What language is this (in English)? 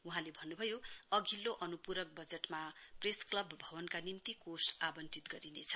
Nepali